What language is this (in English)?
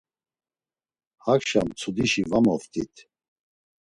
Laz